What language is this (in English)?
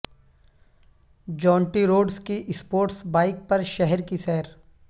Urdu